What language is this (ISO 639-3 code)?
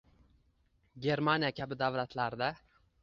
uzb